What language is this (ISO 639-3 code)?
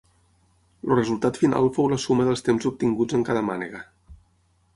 cat